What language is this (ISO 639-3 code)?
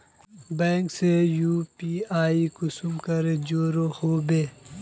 mag